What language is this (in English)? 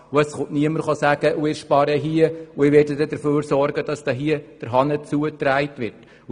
Swiss German